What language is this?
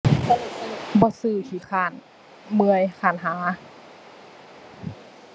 Thai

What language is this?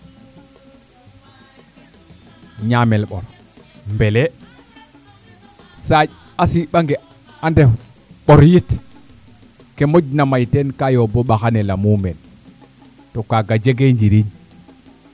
Serer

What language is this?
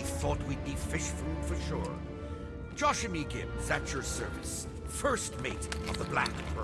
Turkish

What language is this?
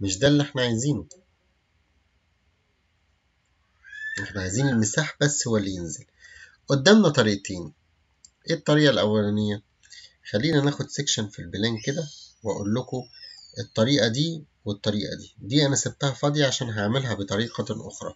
Arabic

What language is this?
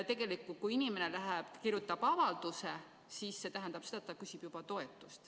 Estonian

